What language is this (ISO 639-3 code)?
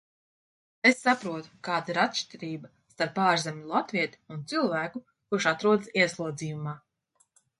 lav